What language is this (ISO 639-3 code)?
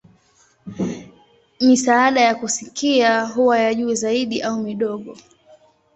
swa